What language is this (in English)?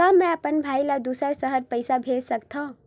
Chhattisgarhi